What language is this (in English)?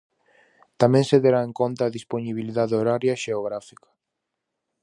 Galician